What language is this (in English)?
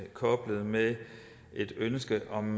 Danish